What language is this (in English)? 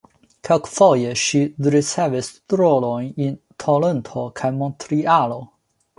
Esperanto